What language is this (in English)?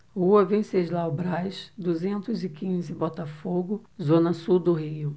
Portuguese